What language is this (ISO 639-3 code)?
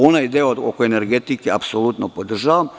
srp